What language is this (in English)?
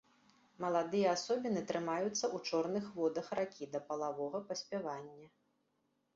Belarusian